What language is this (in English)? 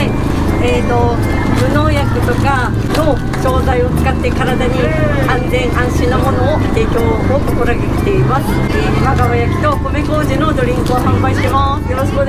Japanese